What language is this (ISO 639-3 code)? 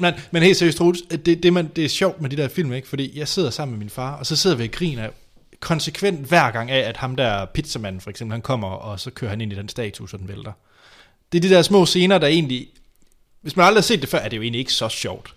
dan